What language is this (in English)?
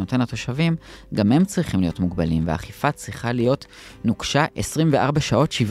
Hebrew